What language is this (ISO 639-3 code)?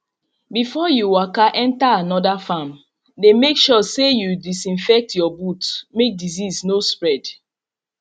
pcm